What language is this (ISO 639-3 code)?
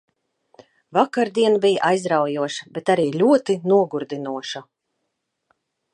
lav